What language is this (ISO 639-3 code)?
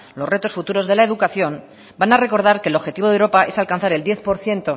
spa